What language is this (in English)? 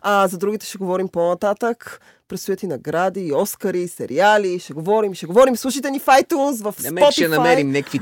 Bulgarian